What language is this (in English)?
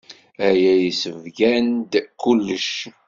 Kabyle